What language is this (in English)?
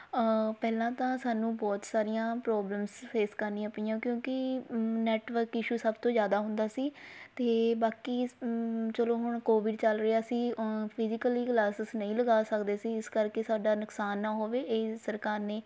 Punjabi